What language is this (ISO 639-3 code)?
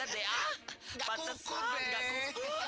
ind